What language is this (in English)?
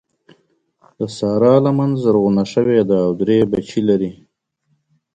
Pashto